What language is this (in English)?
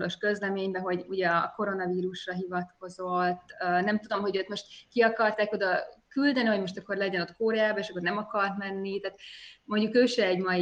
Hungarian